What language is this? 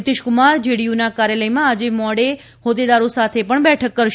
Gujarati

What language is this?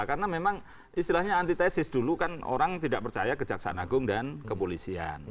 Indonesian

